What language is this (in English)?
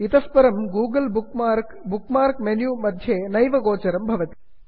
Sanskrit